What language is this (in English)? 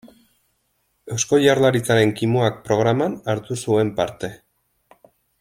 Basque